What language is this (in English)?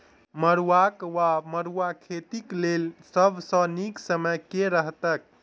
Maithili